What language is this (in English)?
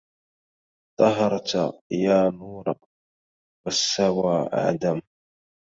Arabic